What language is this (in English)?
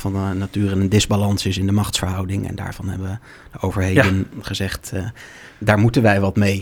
Dutch